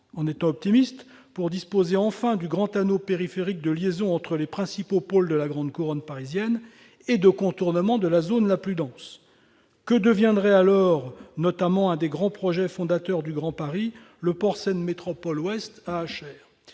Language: French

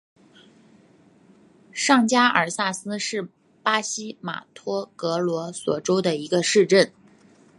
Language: Chinese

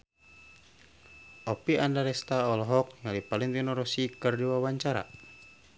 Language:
Sundanese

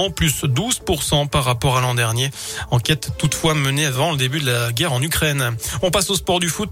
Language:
French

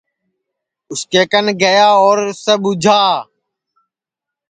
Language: Sansi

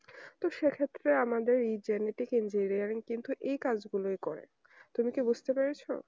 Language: Bangla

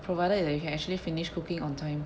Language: English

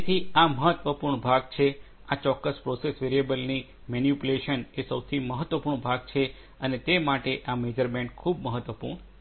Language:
Gujarati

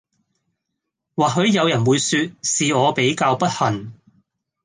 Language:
Cantonese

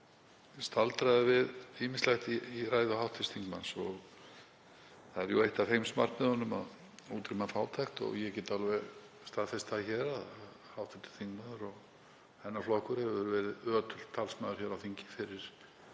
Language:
Icelandic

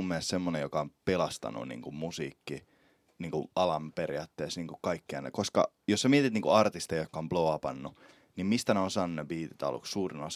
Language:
Finnish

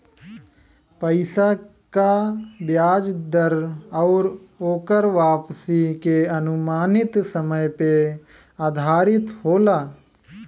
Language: Bhojpuri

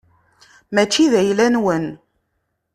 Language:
Kabyle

